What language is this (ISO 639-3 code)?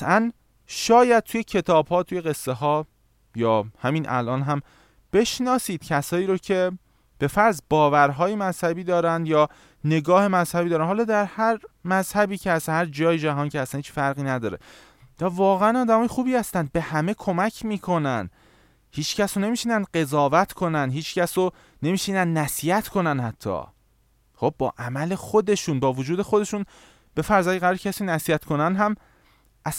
fas